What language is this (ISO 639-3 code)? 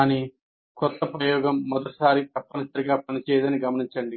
tel